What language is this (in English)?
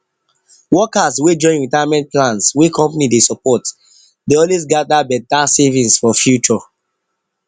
Nigerian Pidgin